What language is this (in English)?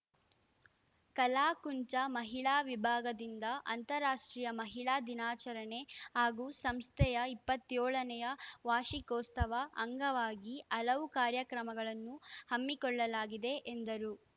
Kannada